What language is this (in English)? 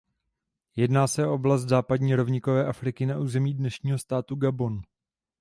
Czech